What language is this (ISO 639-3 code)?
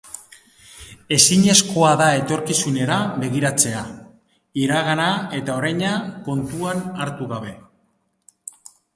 eus